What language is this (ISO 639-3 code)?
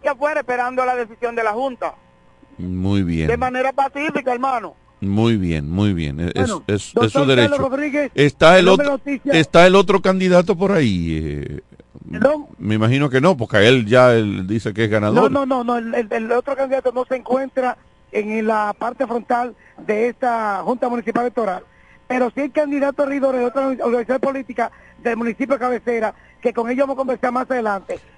spa